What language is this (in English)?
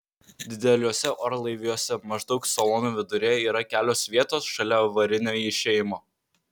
Lithuanian